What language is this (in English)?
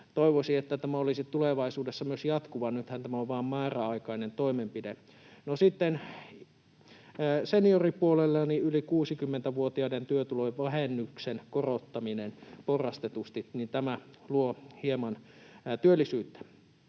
Finnish